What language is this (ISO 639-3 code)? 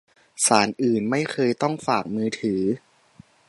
tha